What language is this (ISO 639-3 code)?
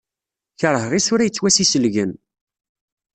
kab